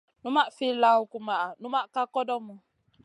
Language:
Masana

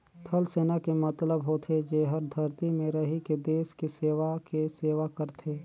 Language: Chhattisgarhi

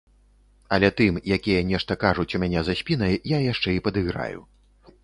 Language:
Belarusian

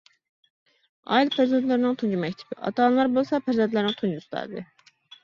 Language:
Uyghur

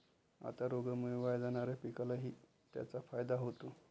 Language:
Marathi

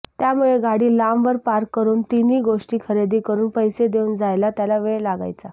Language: Marathi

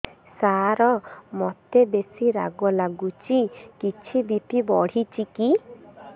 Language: Odia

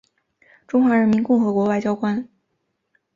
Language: Chinese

